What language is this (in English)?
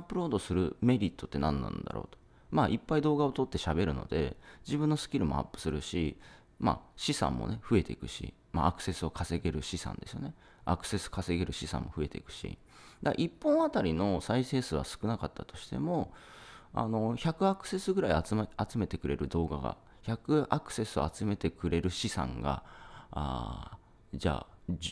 Japanese